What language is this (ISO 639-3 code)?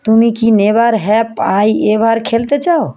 ben